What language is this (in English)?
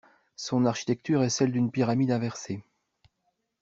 French